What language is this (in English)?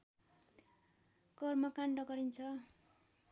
Nepali